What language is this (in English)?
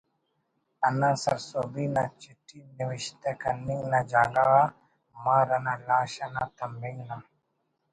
Brahui